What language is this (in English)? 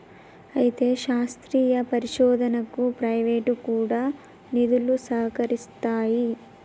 Telugu